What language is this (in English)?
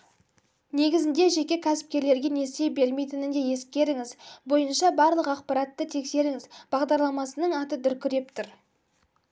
Kazakh